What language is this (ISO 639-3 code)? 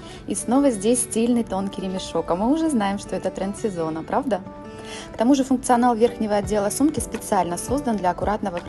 rus